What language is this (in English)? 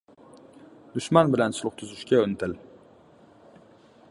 Uzbek